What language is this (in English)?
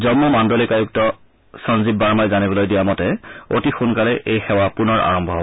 Assamese